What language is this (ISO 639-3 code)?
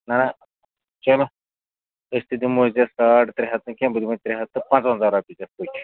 kas